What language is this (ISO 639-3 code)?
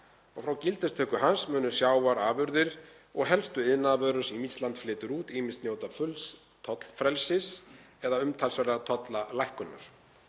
isl